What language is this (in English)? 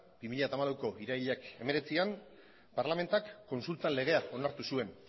Basque